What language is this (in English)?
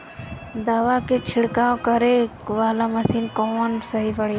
Bhojpuri